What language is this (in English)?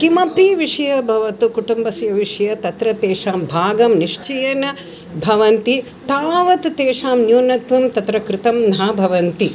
Sanskrit